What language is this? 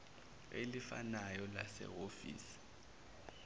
Zulu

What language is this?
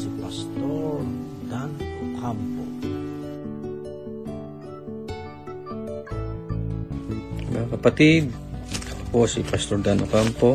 Filipino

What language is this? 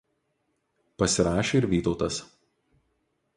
Lithuanian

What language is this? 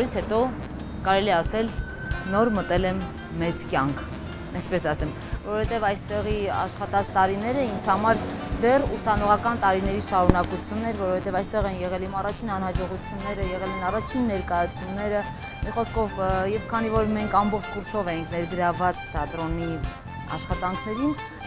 Romanian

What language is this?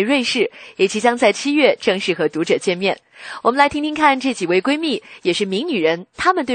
Chinese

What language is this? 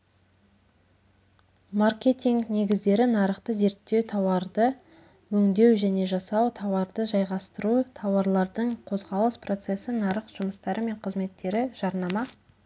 Kazakh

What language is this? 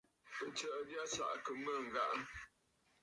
Bafut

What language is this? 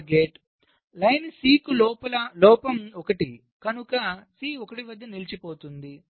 Telugu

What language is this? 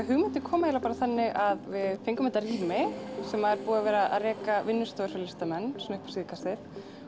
Icelandic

